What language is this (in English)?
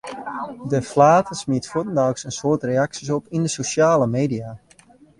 Western Frisian